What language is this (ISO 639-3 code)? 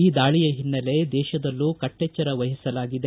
kan